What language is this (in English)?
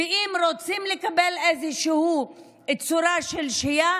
Hebrew